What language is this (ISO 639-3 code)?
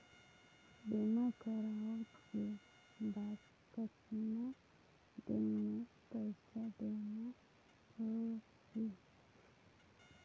hne